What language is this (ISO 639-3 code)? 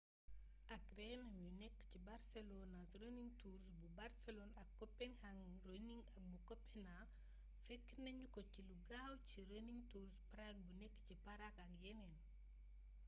wol